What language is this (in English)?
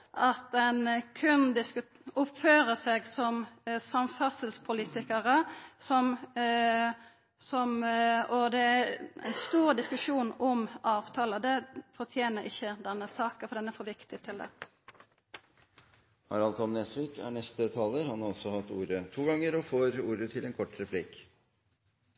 Norwegian